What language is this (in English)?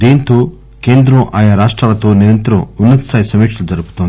Telugu